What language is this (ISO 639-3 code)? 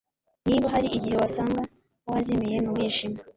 kin